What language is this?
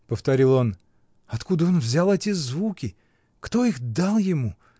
Russian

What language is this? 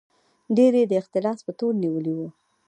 Pashto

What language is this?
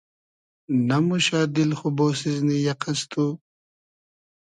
Hazaragi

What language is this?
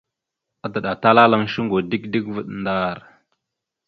Mada (Cameroon)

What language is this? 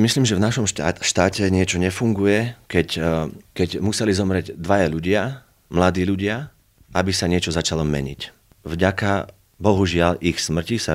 Slovak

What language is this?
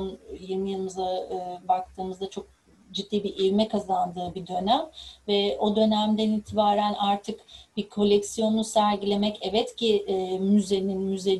Turkish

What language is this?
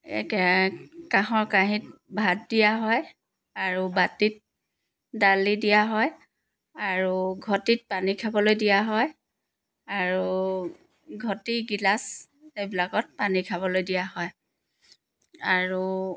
Assamese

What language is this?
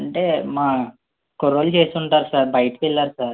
Telugu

